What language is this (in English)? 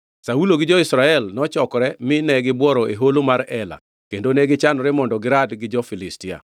Luo (Kenya and Tanzania)